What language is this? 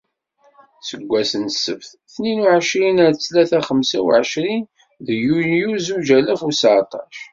Kabyle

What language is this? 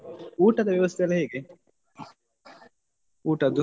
Kannada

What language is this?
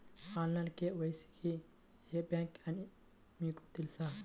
Telugu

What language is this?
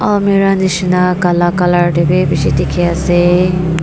Naga Pidgin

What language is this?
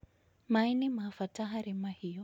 Kikuyu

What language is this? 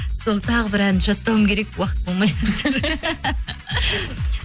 Kazakh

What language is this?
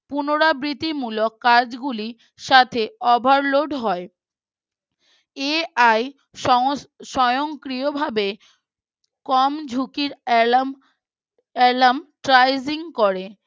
Bangla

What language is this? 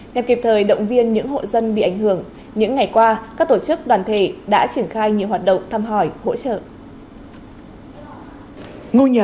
Vietnamese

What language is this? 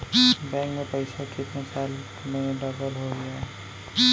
Chhattisgarhi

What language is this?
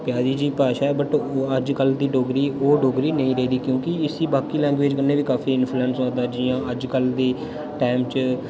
Dogri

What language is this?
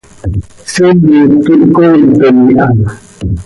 Seri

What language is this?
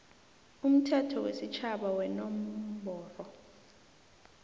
South Ndebele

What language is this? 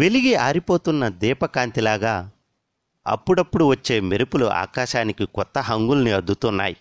Telugu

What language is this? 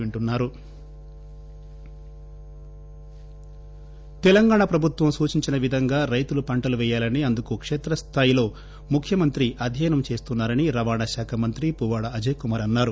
Telugu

